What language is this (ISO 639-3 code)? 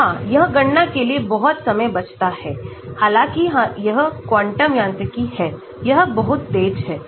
hin